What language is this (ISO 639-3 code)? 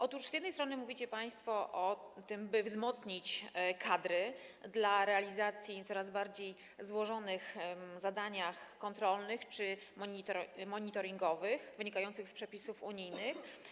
pol